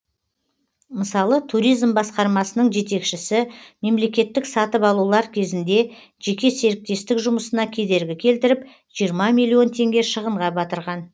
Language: Kazakh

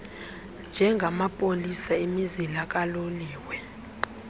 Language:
Xhosa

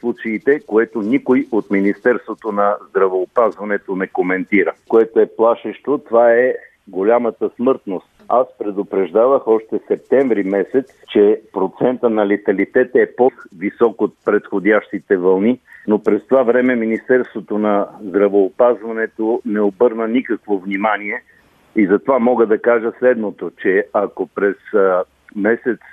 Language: Bulgarian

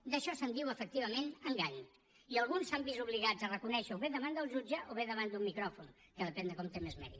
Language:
Catalan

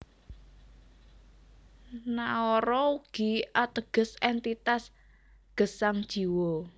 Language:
Javanese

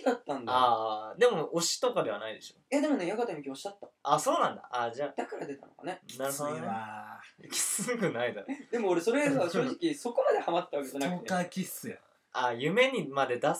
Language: Japanese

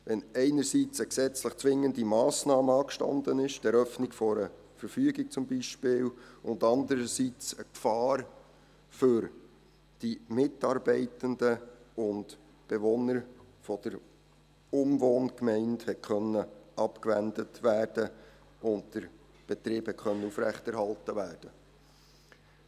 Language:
Swiss German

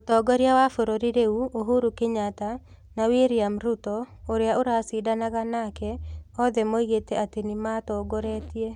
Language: Kikuyu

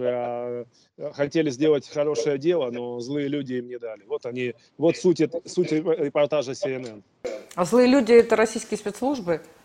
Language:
Russian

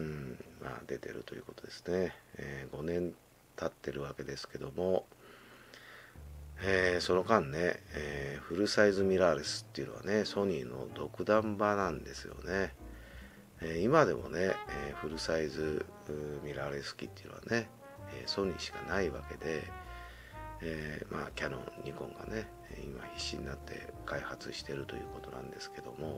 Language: Japanese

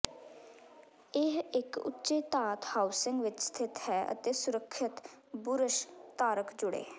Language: Punjabi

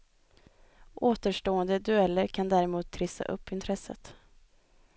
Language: Swedish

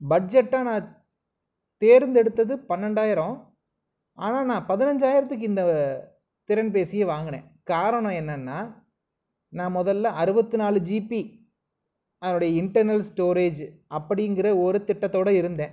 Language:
Tamil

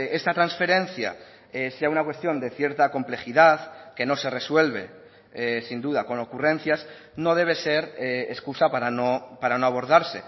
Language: Spanish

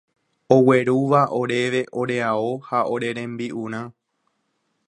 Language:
Guarani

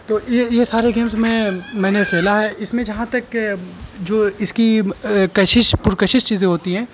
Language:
Urdu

